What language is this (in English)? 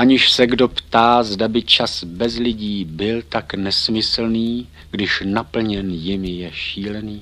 Czech